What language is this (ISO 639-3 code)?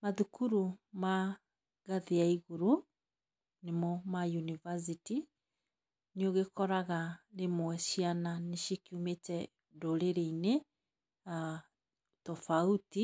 kik